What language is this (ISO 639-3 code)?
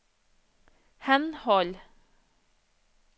nor